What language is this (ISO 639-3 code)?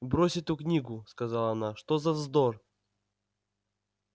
rus